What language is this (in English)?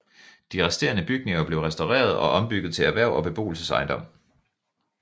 Danish